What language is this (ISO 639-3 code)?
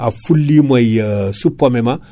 ful